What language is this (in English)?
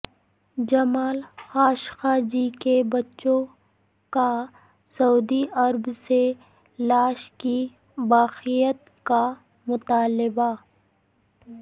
Urdu